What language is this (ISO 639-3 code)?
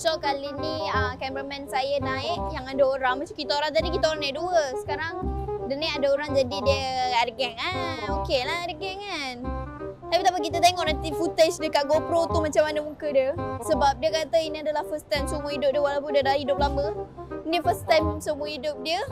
msa